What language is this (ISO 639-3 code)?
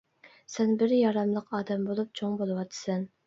uig